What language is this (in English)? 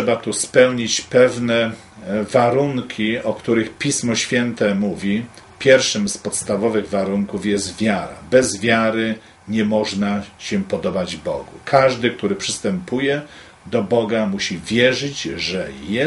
Polish